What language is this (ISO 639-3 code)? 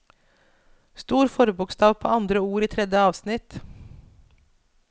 nor